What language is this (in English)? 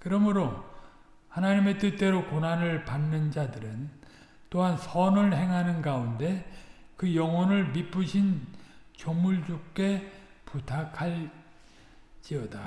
Korean